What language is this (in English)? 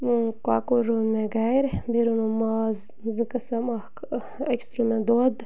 Kashmiri